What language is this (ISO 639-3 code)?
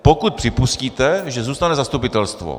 ces